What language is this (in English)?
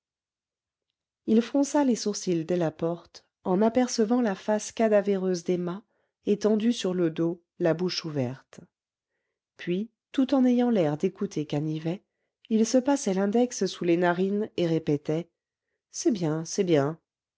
French